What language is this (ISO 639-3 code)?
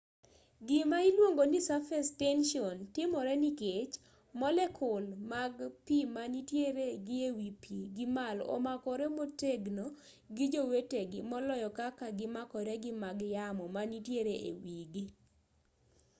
luo